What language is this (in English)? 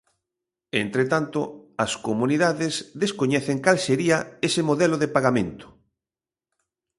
Galician